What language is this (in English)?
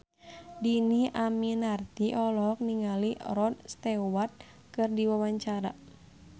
Sundanese